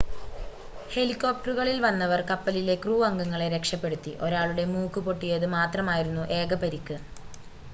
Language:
Malayalam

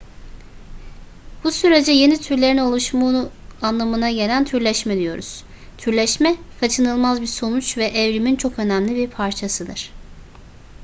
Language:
Turkish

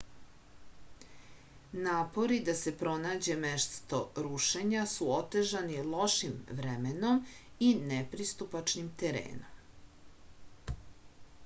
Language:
Serbian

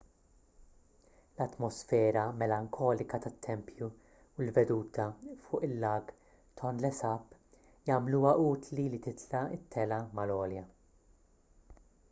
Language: Maltese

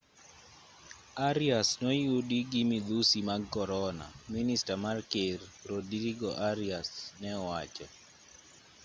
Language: Luo (Kenya and Tanzania)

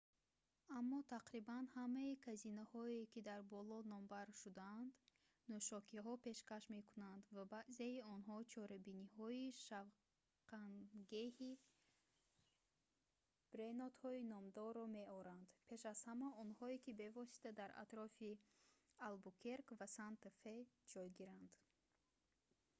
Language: Tajik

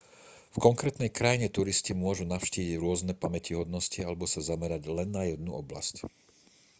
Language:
Slovak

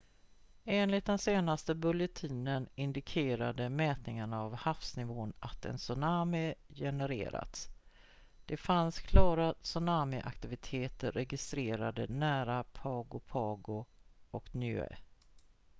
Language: Swedish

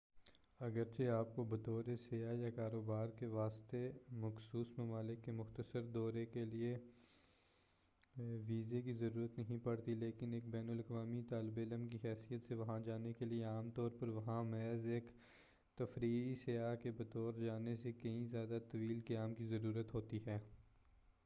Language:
Urdu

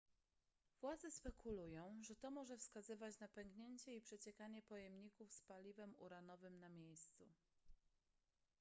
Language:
Polish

